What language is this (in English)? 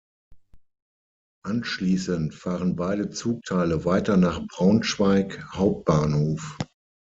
German